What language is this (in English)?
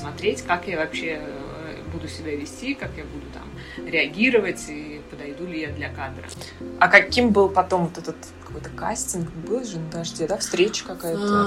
Russian